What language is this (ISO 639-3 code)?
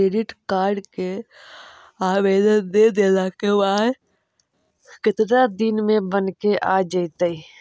mag